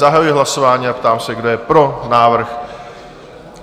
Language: Czech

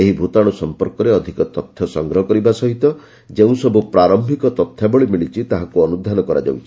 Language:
Odia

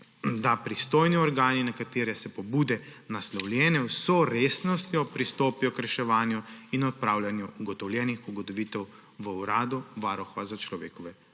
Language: Slovenian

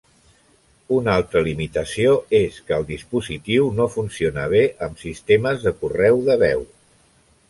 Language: Catalan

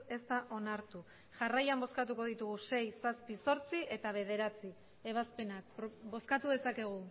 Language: Basque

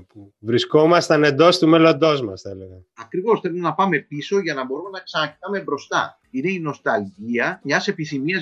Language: Greek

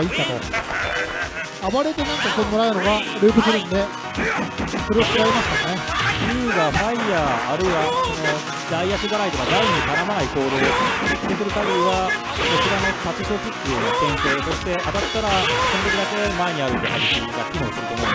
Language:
Japanese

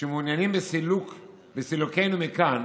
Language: Hebrew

